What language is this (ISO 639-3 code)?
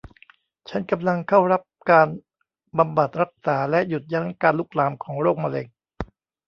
tha